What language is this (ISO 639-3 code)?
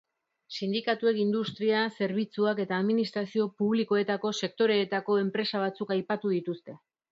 eus